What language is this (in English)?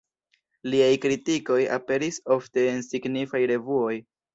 Esperanto